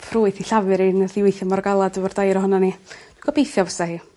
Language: Welsh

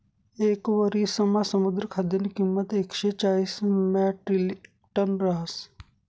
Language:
Marathi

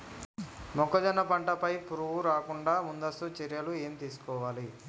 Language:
Telugu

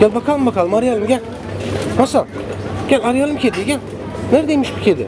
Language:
Turkish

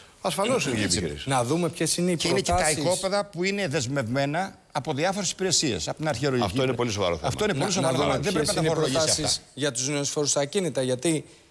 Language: Greek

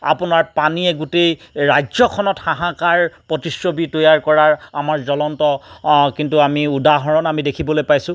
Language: Assamese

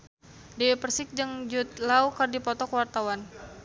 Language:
Sundanese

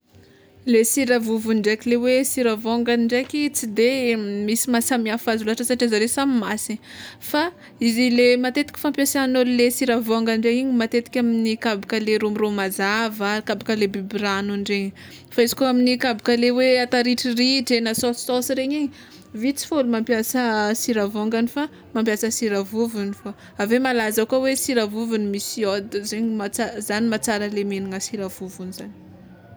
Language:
Tsimihety Malagasy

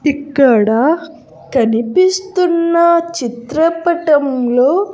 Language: Telugu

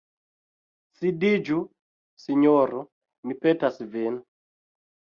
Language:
Esperanto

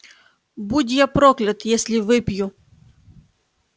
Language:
Russian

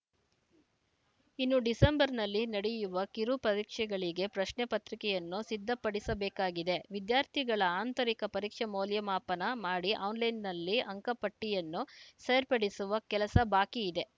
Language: Kannada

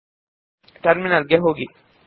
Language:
Kannada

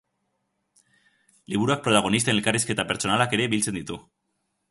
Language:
Basque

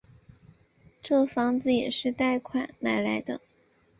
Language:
Chinese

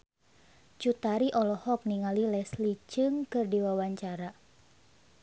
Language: Sundanese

